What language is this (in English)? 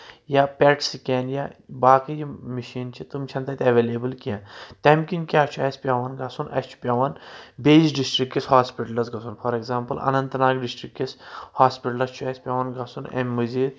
Kashmiri